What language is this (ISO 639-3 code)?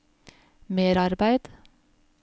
nor